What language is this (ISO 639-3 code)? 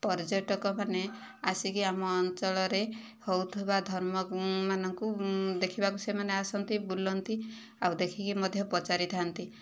ori